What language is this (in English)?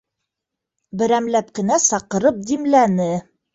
Bashkir